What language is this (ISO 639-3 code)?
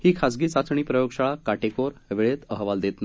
mar